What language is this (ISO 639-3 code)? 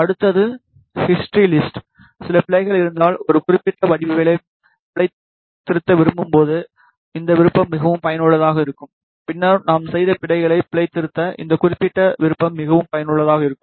tam